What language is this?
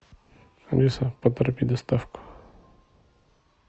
Russian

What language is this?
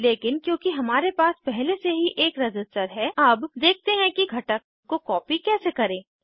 Hindi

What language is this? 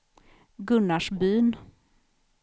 Swedish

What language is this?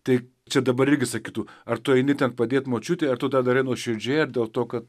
Lithuanian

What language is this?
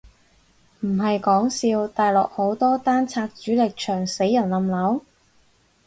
Cantonese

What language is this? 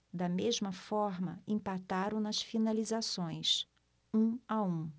Portuguese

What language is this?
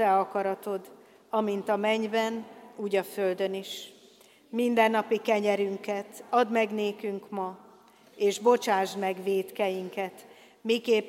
Hungarian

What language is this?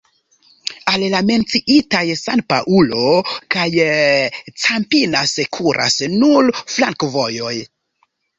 Esperanto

